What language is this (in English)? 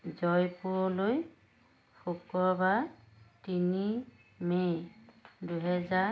Assamese